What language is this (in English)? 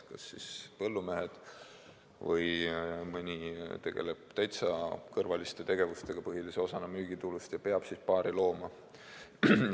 Estonian